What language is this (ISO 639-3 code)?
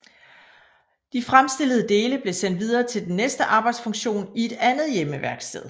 dan